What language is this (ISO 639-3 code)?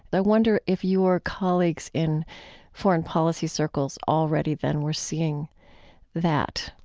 eng